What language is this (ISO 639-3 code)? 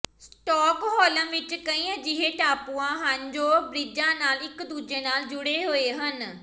pan